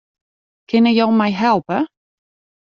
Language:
Western Frisian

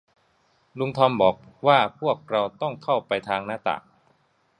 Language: Thai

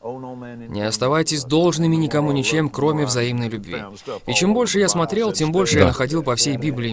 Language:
Russian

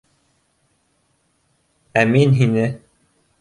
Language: Bashkir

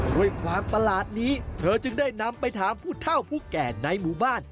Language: Thai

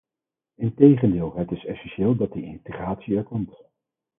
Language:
Dutch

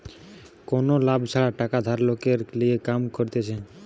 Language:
Bangla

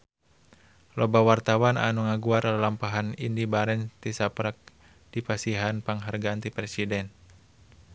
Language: Sundanese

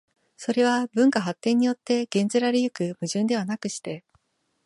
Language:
Japanese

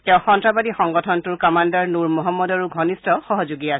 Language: Assamese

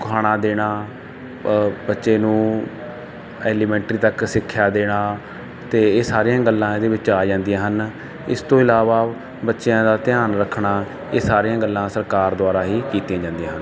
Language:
Punjabi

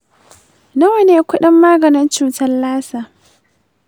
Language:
Hausa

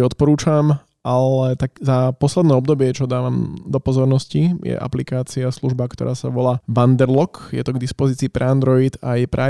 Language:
Slovak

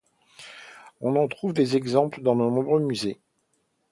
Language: French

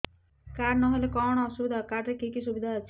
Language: Odia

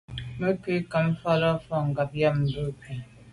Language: Medumba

